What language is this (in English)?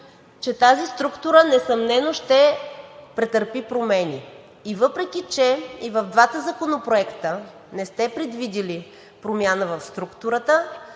Bulgarian